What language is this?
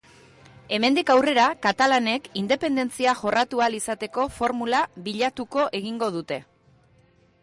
Basque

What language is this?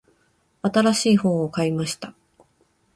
Japanese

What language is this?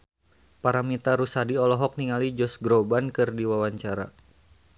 Sundanese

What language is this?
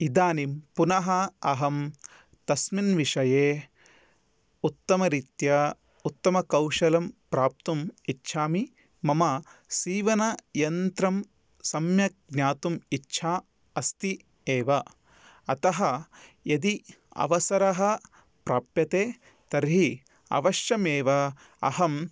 Sanskrit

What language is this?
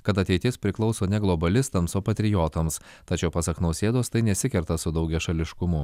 Lithuanian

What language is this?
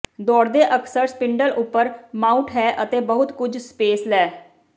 Punjabi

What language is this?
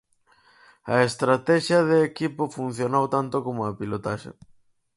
Galician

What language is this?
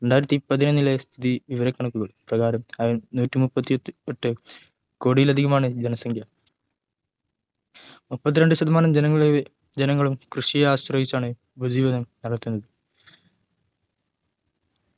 Malayalam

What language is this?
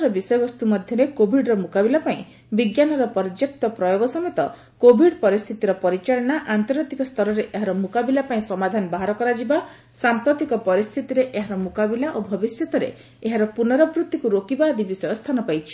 Odia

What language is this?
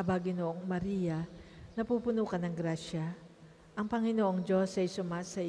Filipino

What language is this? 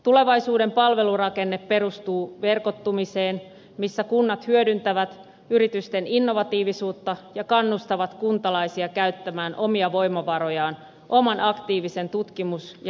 Finnish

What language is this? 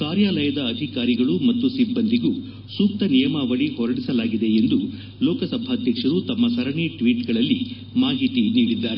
Kannada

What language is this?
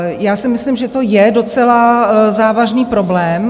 Czech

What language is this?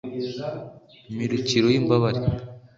Kinyarwanda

